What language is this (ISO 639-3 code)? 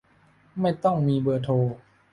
tha